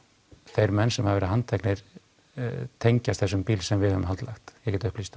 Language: Icelandic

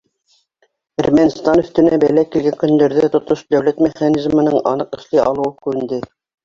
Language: Bashkir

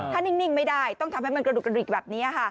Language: Thai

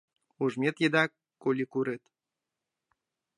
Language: Mari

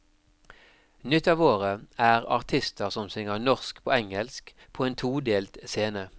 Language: Norwegian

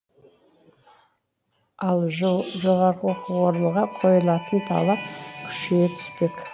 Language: Kazakh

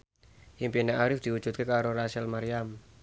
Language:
Javanese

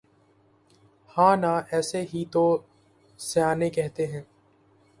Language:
Urdu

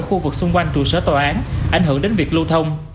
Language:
Vietnamese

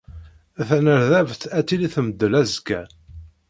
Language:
Kabyle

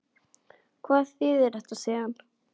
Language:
Icelandic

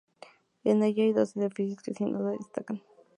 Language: Spanish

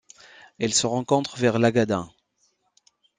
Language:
French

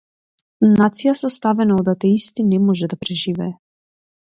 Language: Macedonian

